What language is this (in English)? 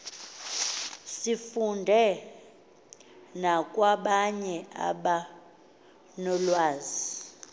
Xhosa